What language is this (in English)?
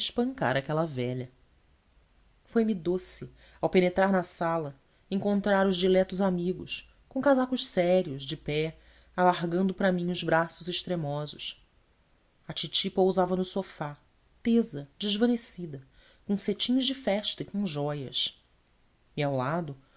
Portuguese